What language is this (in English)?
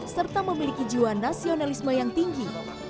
Indonesian